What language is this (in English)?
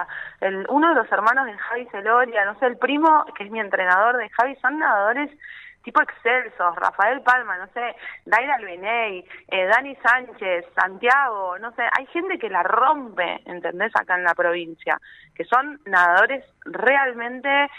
Spanish